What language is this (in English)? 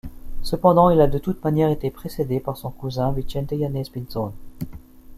French